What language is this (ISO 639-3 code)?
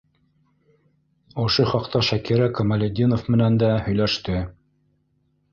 bak